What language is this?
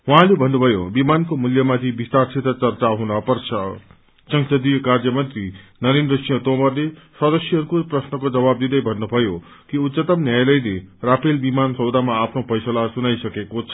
Nepali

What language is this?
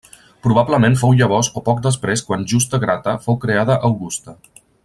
Catalan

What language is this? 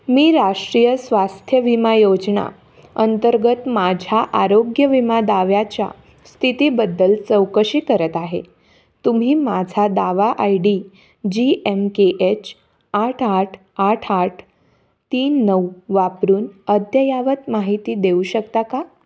Marathi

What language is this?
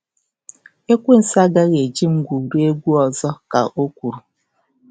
Igbo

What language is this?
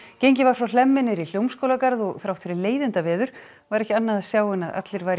Icelandic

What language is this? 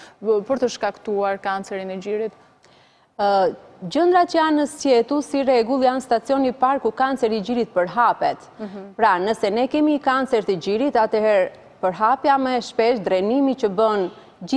English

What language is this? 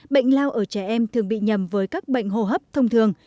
Vietnamese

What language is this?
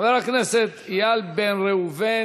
Hebrew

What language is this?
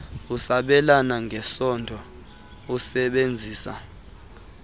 Xhosa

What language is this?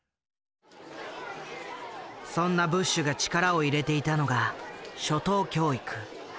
Japanese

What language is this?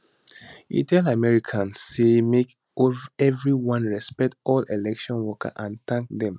Nigerian Pidgin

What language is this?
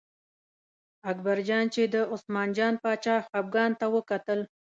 Pashto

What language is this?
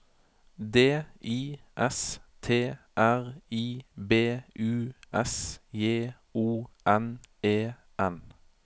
Norwegian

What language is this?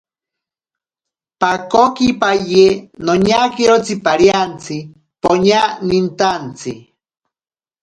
Ashéninka Perené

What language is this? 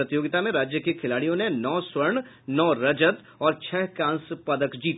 Hindi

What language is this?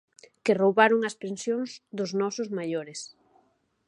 Galician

